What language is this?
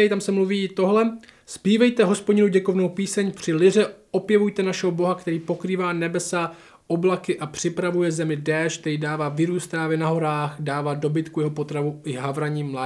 Czech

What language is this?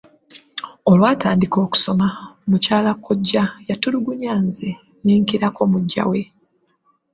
Ganda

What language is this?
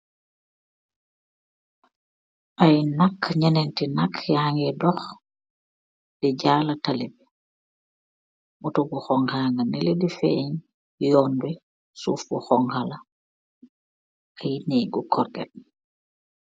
Wolof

